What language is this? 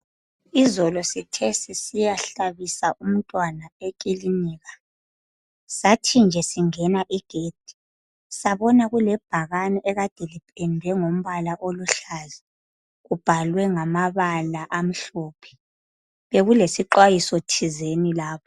North Ndebele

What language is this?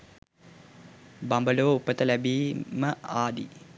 Sinhala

